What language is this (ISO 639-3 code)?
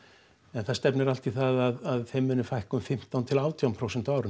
isl